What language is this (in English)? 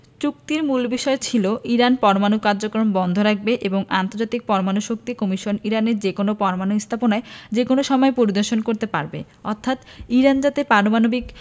Bangla